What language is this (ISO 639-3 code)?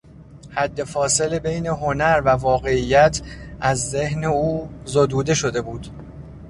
fas